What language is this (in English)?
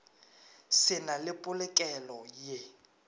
Northern Sotho